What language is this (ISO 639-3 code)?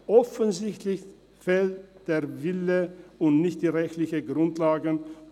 gsw